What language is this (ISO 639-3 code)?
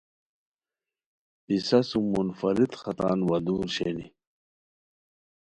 khw